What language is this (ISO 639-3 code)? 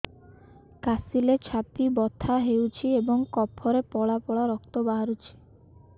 ori